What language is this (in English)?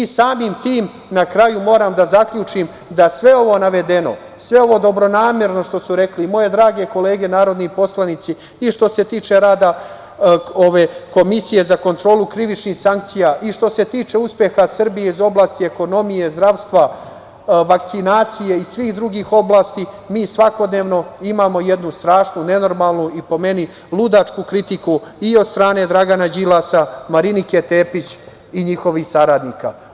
Serbian